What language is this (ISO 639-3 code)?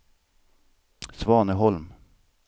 swe